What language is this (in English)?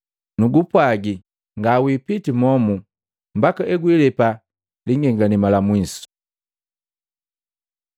Matengo